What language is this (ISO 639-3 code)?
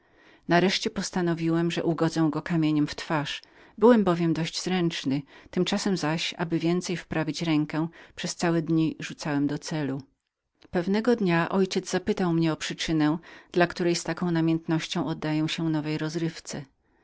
pol